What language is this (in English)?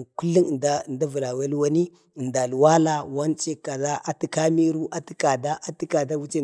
Bade